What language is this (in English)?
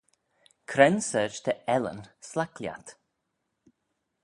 Manx